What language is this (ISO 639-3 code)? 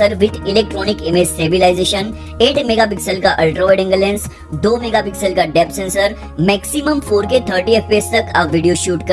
hin